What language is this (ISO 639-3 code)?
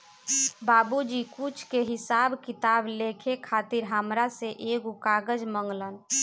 bho